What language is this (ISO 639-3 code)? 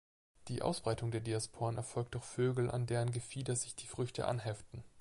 deu